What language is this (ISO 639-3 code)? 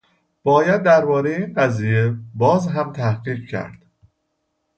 fas